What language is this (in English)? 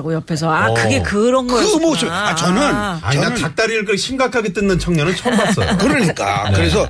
Korean